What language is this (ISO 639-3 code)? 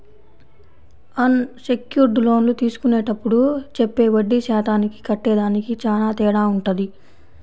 tel